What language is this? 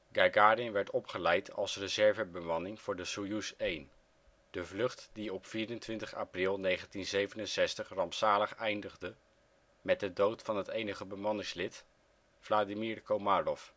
Dutch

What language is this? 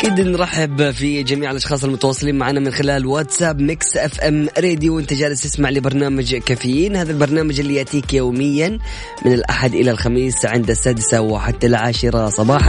Arabic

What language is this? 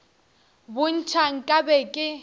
Northern Sotho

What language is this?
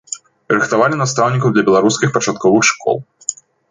Belarusian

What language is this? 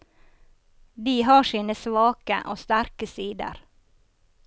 Norwegian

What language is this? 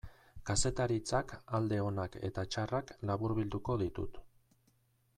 Basque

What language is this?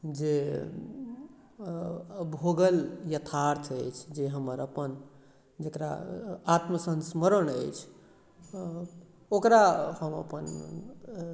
Maithili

